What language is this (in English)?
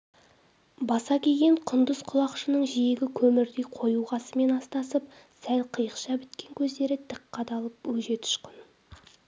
Kazakh